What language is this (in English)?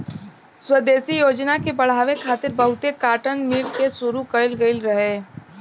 Bhojpuri